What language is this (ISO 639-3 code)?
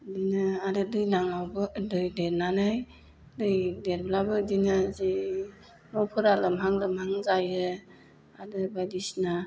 brx